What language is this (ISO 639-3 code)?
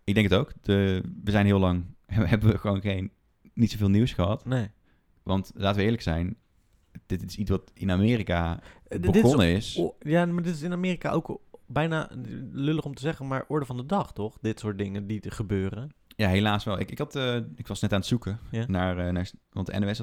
nld